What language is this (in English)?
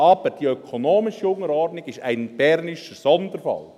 Swiss German